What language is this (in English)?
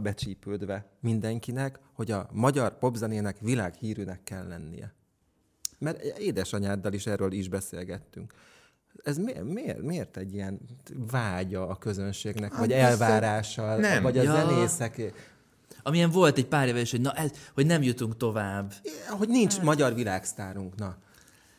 Hungarian